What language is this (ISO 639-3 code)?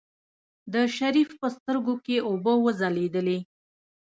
pus